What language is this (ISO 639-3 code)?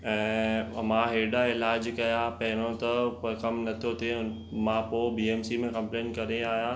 snd